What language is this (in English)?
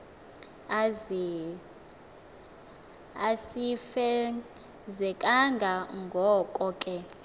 Xhosa